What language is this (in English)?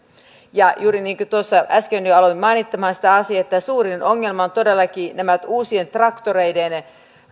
Finnish